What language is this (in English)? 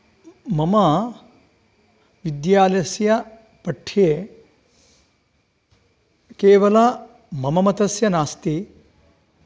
Sanskrit